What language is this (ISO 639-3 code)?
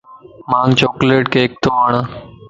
lss